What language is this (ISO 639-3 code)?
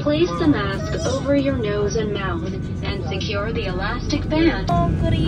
fil